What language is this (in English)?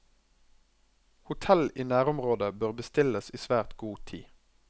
Norwegian